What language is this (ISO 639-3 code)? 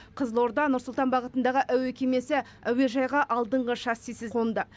kaz